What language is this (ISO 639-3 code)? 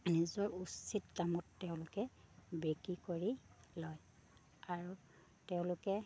asm